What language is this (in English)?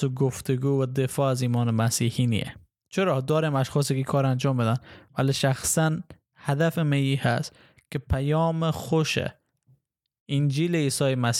Persian